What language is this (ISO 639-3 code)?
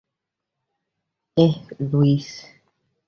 ben